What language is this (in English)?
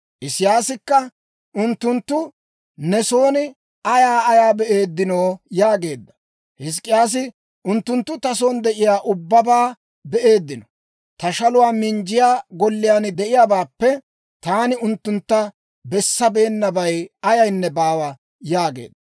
Dawro